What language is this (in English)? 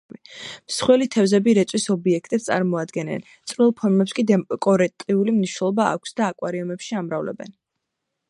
Georgian